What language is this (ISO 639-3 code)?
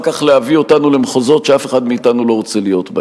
heb